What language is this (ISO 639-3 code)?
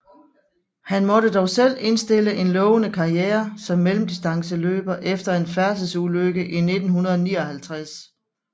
dan